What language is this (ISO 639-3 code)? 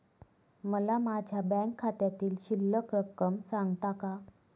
mar